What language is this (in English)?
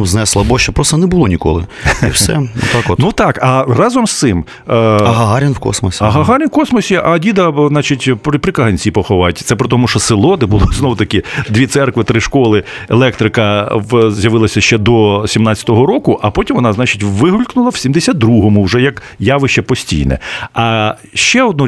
Ukrainian